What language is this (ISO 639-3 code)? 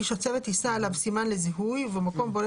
heb